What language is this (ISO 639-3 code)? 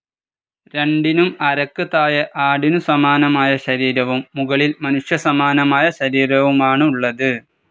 mal